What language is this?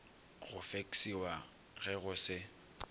Northern Sotho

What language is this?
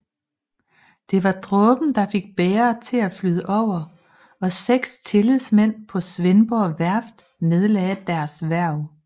Danish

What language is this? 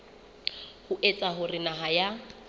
Southern Sotho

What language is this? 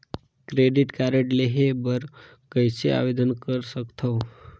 Chhattisgarhi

